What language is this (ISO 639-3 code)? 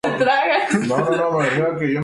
spa